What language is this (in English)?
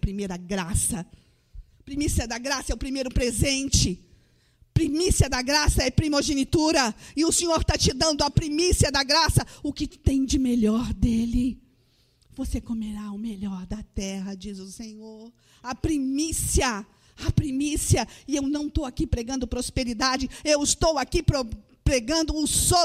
Portuguese